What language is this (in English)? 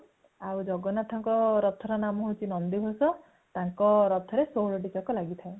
Odia